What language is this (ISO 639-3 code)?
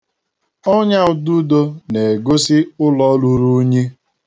ibo